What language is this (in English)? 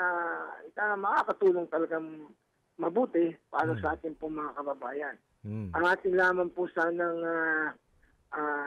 Filipino